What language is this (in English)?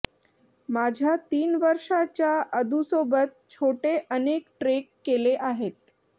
Marathi